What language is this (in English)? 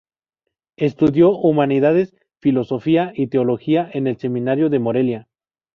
Spanish